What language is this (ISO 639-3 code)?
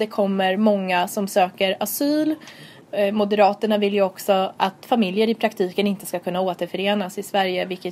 swe